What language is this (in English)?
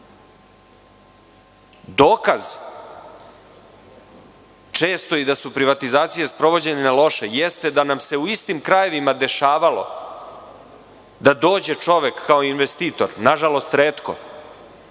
Serbian